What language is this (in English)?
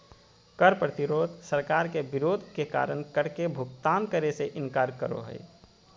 Magahi